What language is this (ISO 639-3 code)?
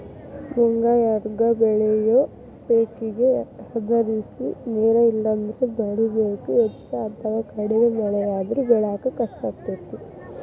kan